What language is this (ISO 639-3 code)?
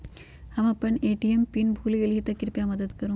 mag